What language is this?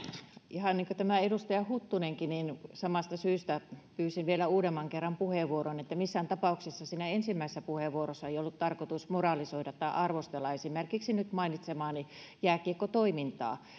Finnish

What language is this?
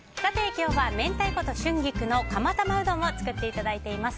Japanese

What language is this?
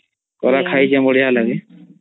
Odia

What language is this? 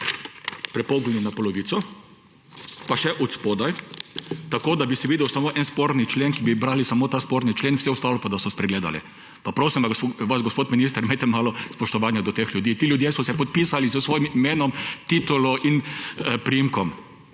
Slovenian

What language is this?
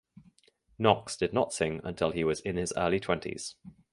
English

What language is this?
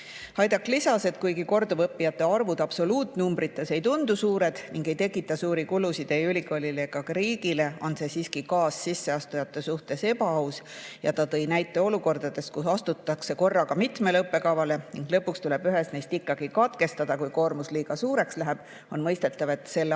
Estonian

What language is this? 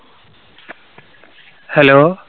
Malayalam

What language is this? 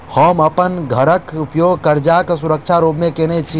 Maithili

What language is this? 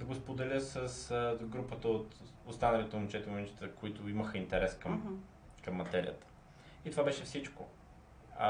Bulgarian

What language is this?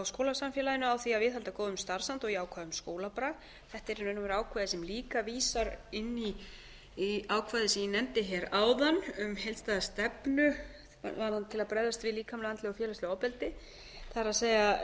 Icelandic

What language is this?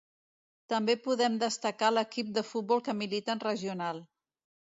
Catalan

